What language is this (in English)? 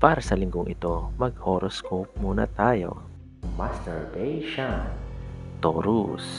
Filipino